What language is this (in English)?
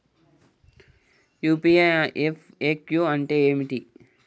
Telugu